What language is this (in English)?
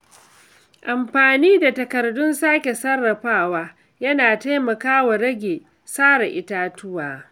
Hausa